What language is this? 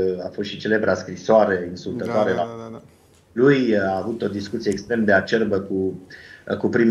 Romanian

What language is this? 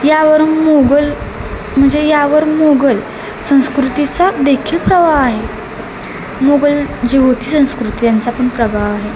Marathi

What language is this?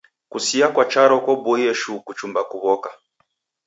Taita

